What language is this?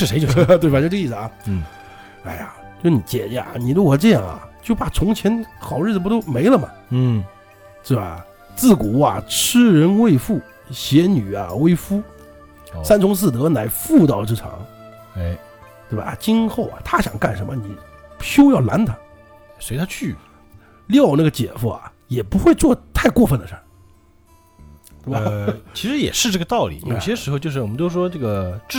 Chinese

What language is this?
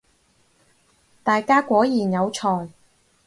Cantonese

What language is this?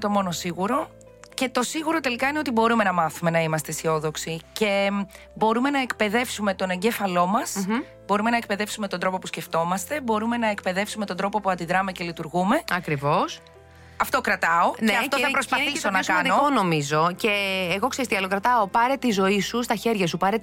Greek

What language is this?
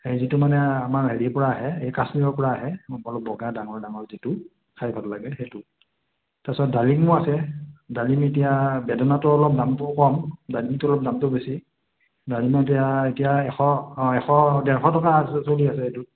Assamese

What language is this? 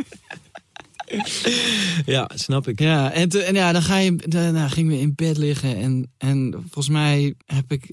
Dutch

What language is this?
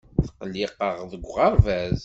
Kabyle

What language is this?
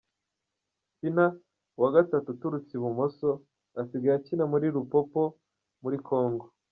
Kinyarwanda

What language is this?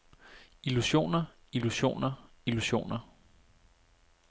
Danish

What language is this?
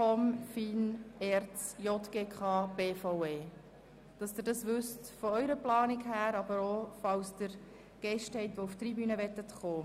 Swiss German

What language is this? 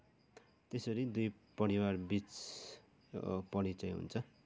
Nepali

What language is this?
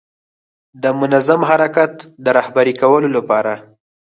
Pashto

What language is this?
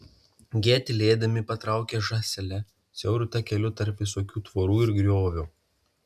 Lithuanian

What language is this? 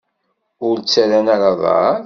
Kabyle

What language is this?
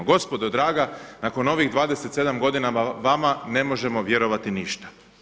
Croatian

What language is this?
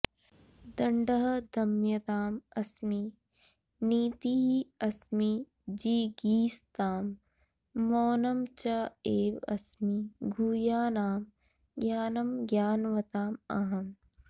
Sanskrit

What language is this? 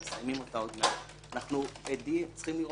Hebrew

